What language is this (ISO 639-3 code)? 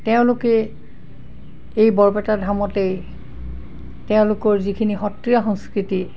asm